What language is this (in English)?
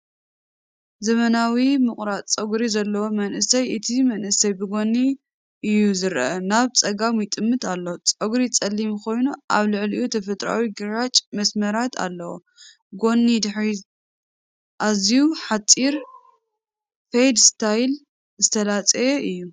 Tigrinya